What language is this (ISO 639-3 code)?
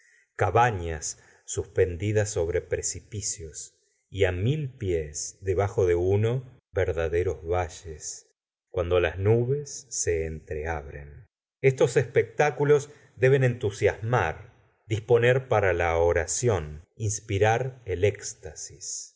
spa